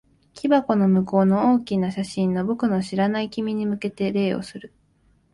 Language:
Japanese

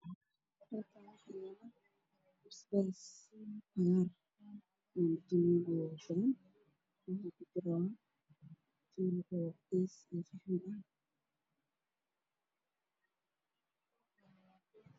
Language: Somali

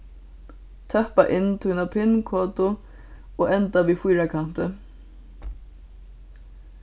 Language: Faroese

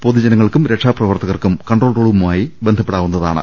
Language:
Malayalam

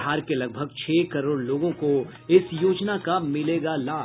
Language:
Hindi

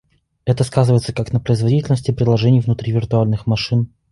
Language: Russian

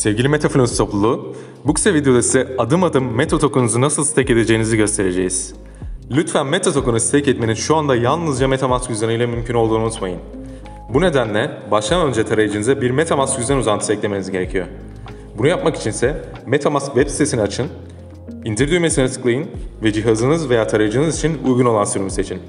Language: Turkish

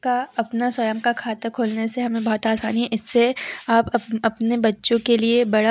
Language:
Hindi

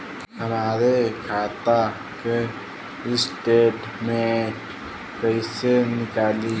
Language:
Bhojpuri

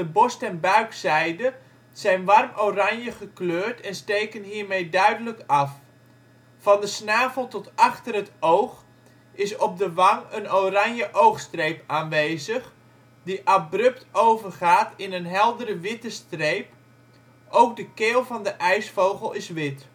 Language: Dutch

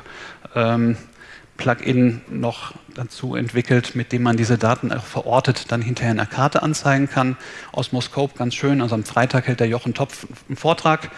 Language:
German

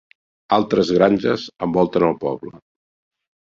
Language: Catalan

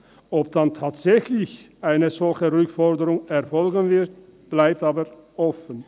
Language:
Swiss German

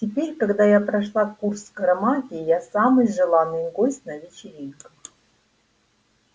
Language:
Russian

